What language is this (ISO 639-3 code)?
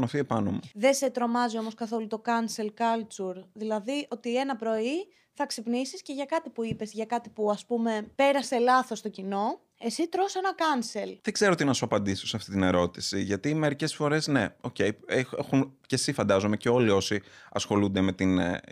ell